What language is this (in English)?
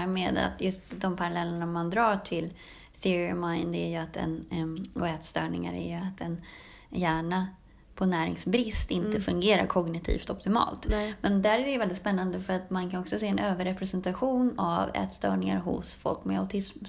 Swedish